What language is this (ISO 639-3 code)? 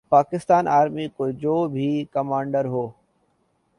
urd